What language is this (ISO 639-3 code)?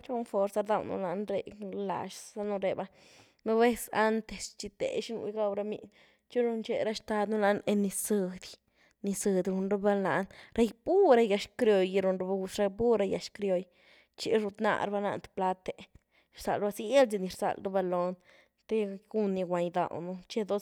ztu